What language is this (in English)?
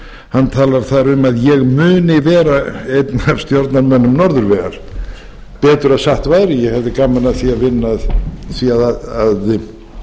Icelandic